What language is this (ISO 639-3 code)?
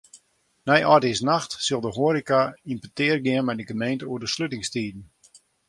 fry